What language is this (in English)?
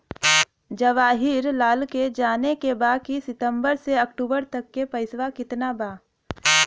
Bhojpuri